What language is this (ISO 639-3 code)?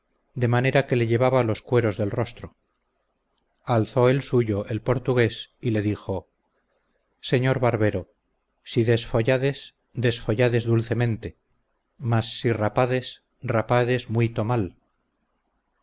spa